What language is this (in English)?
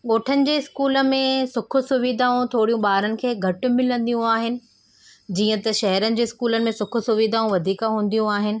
Sindhi